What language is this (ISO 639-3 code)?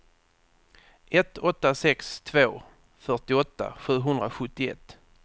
swe